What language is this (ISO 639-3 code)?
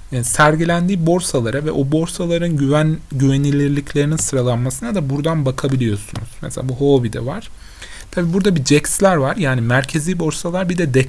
tur